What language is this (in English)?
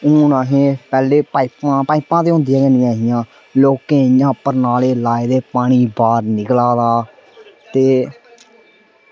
Dogri